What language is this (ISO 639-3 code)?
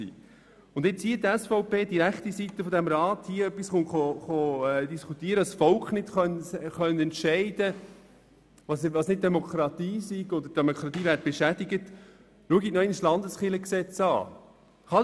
gsw